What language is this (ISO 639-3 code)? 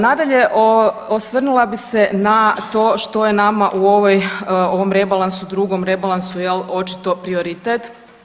hrv